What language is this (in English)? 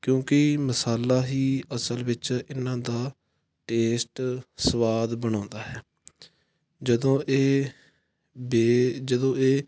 Punjabi